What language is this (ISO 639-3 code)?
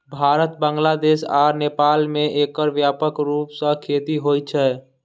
mai